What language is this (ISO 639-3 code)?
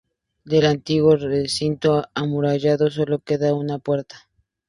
spa